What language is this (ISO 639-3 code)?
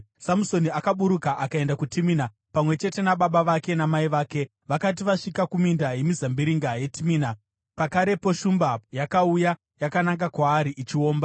sna